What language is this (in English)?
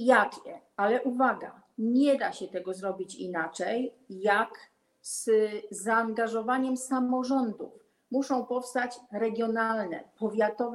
Polish